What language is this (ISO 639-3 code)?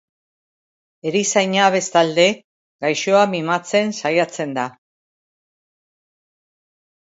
eus